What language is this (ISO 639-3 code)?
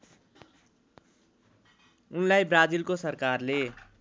nep